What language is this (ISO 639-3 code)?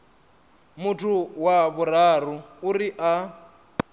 ven